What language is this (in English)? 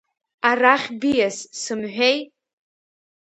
Abkhazian